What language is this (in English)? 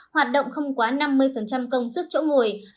Vietnamese